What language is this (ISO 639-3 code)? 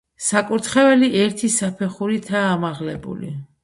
kat